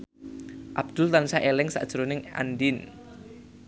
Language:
Javanese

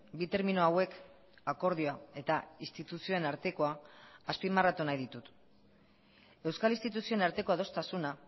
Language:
Basque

